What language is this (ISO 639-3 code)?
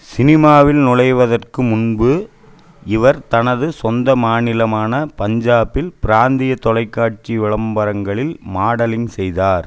tam